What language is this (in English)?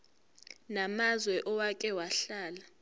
Zulu